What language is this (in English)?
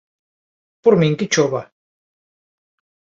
Galician